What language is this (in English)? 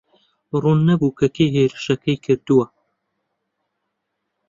Central Kurdish